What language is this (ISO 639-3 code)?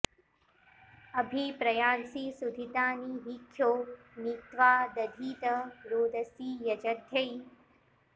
san